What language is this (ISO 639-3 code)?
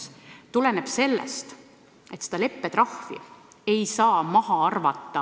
est